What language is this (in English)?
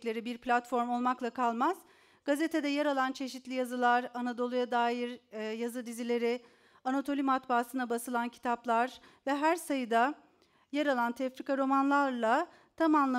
Turkish